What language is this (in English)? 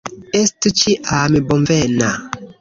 Esperanto